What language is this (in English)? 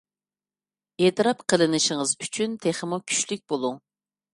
Uyghur